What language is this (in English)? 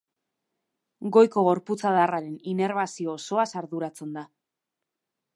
Basque